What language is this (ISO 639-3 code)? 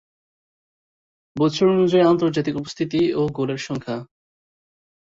ben